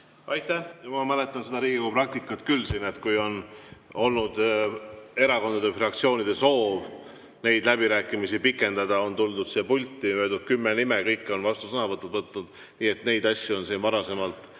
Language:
Estonian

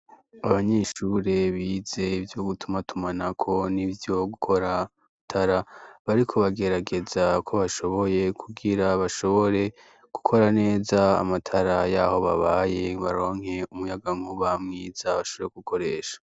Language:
Rundi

